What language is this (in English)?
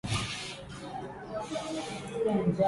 Swahili